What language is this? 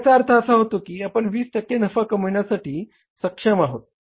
Marathi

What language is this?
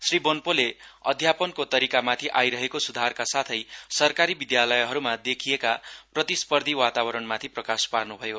Nepali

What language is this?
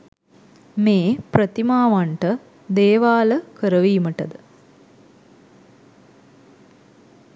Sinhala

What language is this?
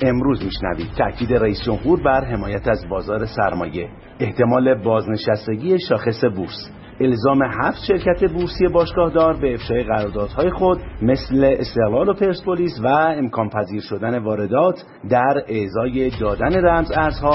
Persian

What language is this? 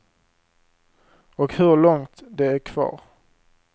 Swedish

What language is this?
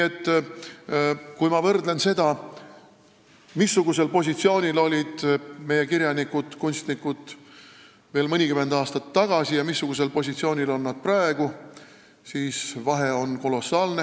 Estonian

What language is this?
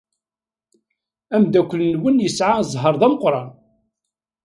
Kabyle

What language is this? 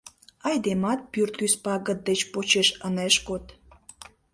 Mari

